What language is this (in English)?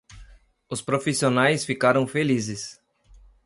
Portuguese